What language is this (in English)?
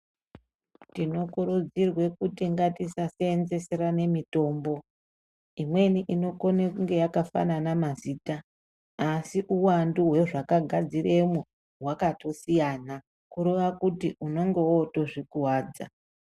Ndau